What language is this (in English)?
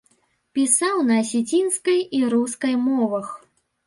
Belarusian